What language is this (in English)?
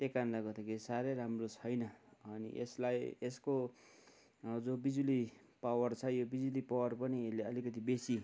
Nepali